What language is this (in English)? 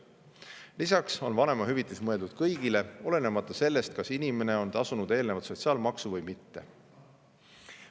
Estonian